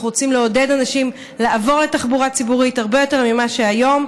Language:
Hebrew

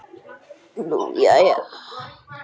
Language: Icelandic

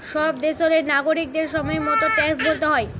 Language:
Bangla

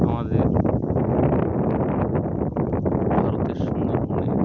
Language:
Bangla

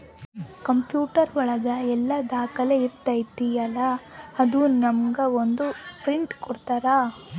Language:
Kannada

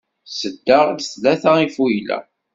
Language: Kabyle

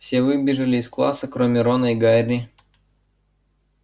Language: Russian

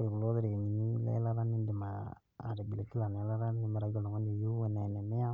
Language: Masai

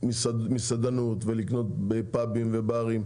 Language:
Hebrew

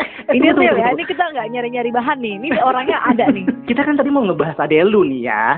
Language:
Indonesian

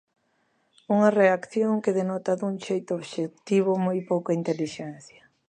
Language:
Galician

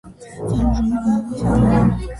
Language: Georgian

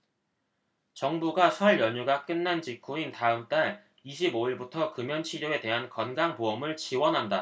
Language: Korean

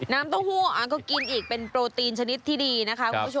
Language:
Thai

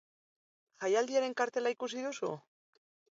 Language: Basque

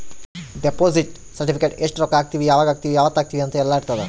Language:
Kannada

